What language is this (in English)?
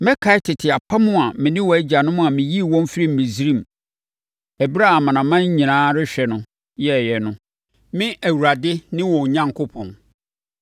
Akan